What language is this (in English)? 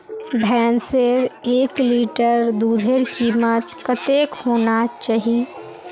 Magahi